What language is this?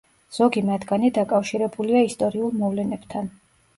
Georgian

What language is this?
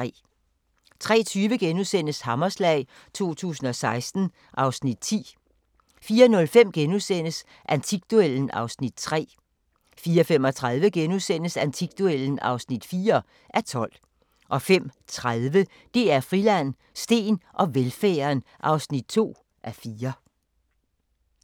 Danish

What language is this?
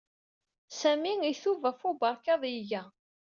Kabyle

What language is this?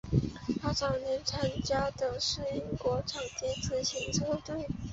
Chinese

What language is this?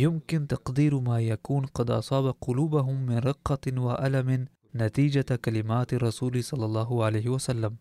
Arabic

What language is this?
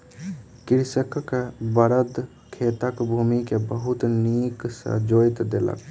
Maithili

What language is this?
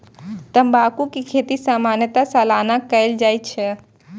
Maithili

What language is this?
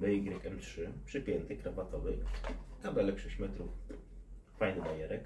Polish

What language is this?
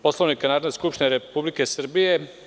Serbian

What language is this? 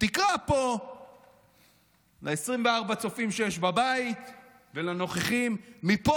Hebrew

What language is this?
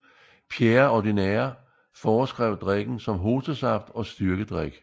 Danish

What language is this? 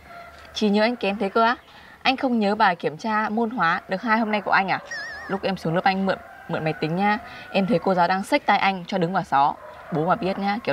Vietnamese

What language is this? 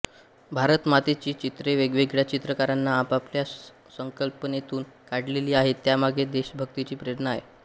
Marathi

